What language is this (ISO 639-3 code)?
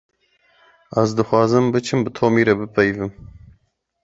kur